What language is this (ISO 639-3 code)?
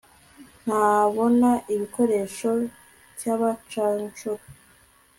kin